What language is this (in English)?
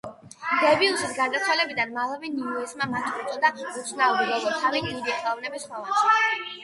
Georgian